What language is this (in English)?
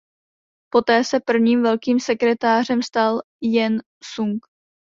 Czech